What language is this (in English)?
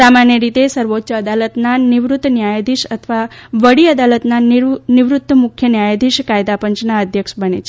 Gujarati